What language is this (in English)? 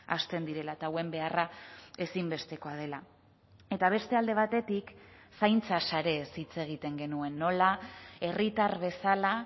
Basque